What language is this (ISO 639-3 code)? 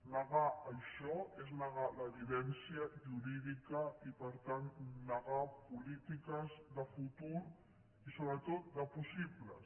cat